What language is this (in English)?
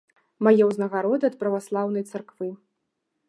Belarusian